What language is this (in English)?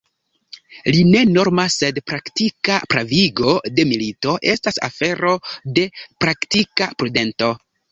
Esperanto